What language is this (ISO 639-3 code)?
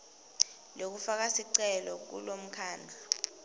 ssw